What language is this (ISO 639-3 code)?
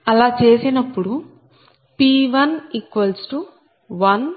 tel